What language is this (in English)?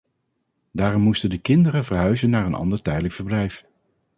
Dutch